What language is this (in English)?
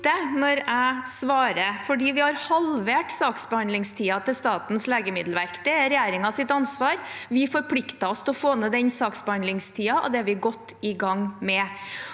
Norwegian